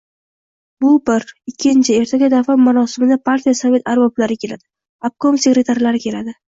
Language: Uzbek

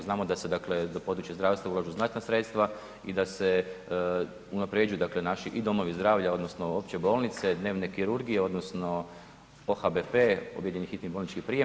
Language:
Croatian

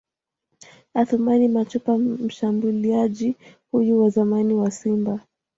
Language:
Swahili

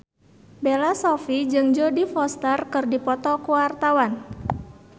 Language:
Sundanese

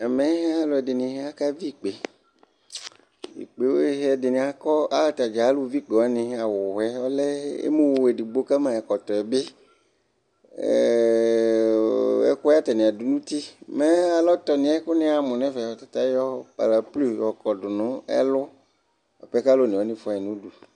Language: Ikposo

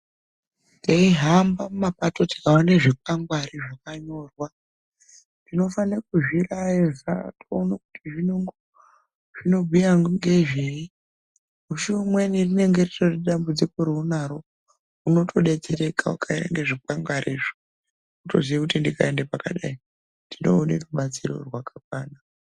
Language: Ndau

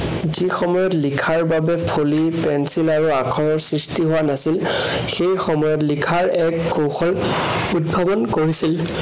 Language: Assamese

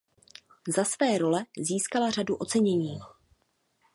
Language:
Czech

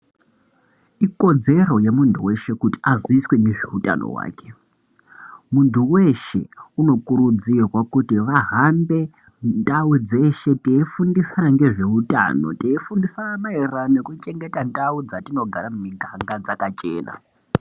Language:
Ndau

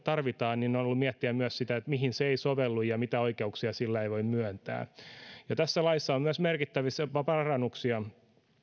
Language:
Finnish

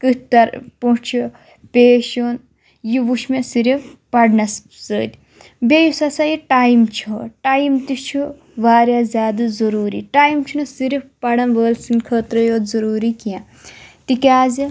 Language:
Kashmiri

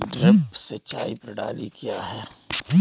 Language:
Hindi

